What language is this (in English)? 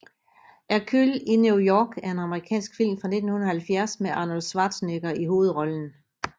Danish